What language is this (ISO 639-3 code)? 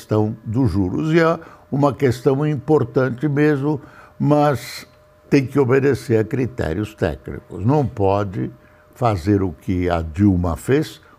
por